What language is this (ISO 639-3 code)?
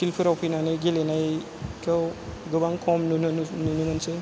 brx